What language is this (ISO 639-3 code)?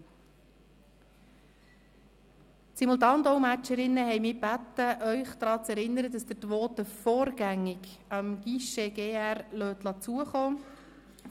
gsw